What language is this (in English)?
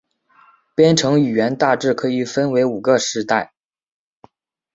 Chinese